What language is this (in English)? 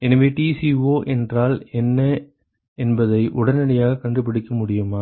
Tamil